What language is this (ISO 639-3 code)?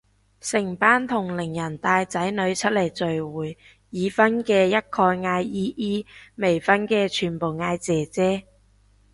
yue